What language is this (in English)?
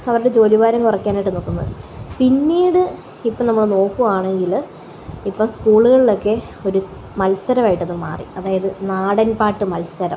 Malayalam